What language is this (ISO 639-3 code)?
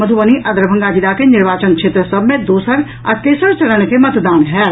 mai